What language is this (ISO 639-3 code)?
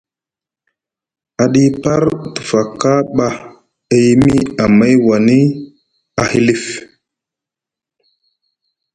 mug